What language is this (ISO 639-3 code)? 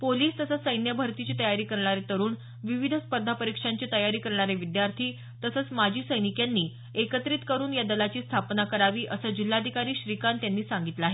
mar